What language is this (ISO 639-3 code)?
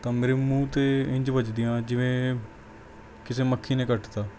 pan